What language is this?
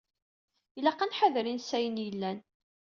Kabyle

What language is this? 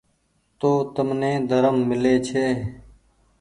Goaria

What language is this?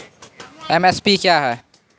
Maithili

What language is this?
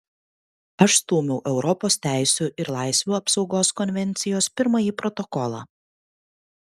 Lithuanian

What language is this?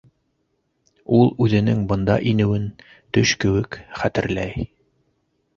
Bashkir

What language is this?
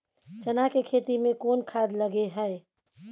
Maithili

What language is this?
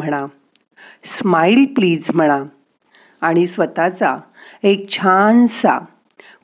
Marathi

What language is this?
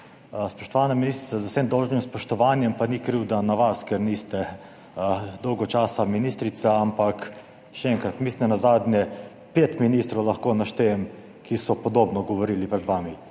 Slovenian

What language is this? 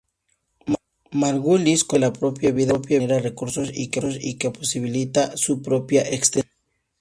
Spanish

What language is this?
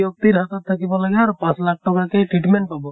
Assamese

